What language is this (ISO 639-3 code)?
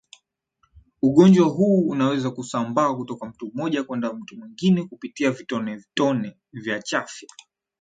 swa